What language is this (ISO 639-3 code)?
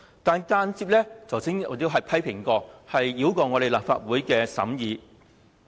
yue